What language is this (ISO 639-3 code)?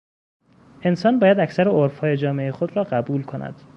fas